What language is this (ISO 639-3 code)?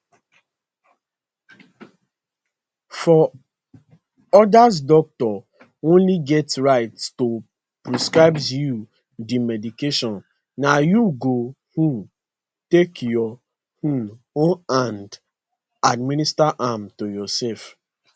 pcm